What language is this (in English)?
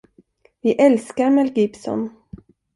Swedish